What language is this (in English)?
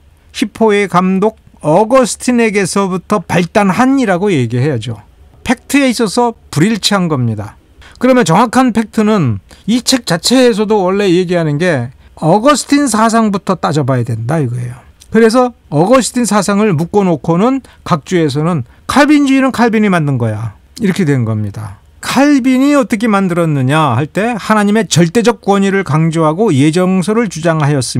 Korean